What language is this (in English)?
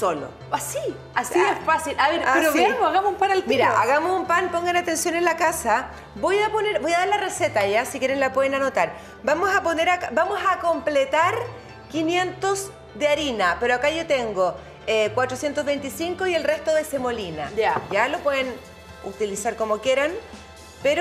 Spanish